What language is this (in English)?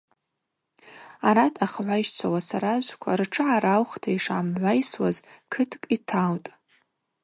Abaza